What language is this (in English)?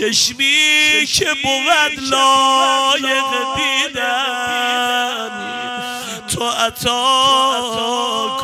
Persian